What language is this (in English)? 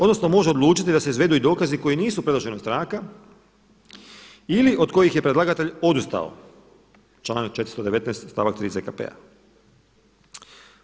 Croatian